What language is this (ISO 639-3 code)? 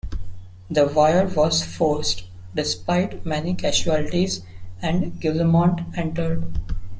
eng